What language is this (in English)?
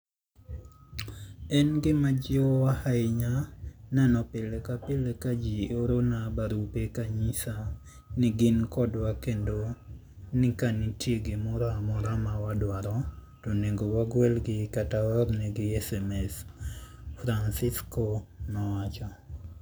Luo (Kenya and Tanzania)